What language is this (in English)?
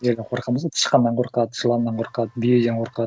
Kazakh